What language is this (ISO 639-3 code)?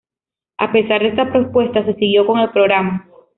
spa